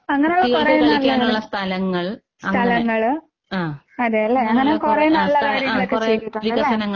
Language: Malayalam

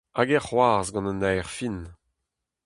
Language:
Breton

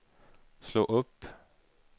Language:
Swedish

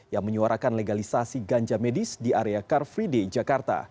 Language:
Indonesian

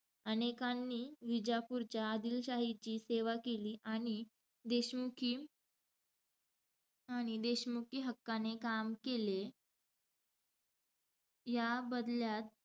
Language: Marathi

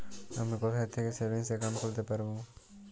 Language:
Bangla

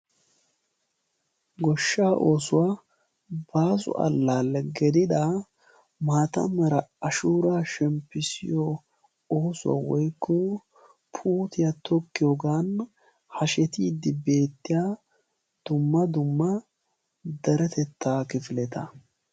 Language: Wolaytta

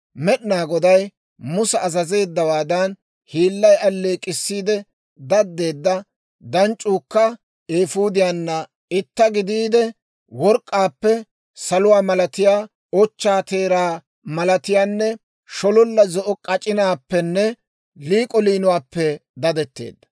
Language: Dawro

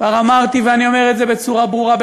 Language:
Hebrew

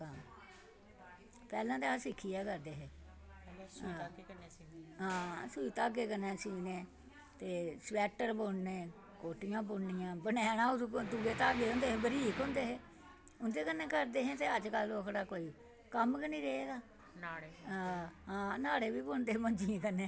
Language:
Dogri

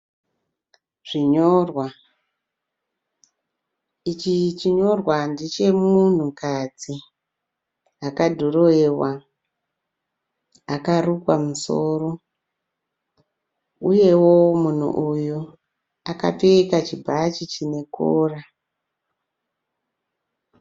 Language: Shona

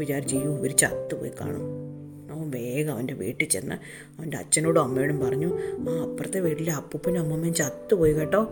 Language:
Malayalam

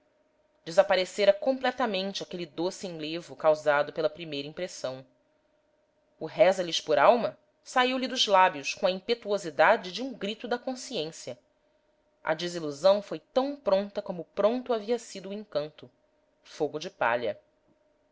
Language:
Portuguese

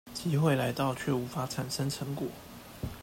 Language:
Chinese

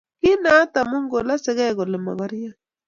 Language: Kalenjin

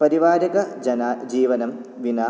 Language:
Sanskrit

